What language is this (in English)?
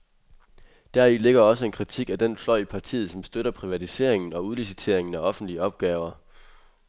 Danish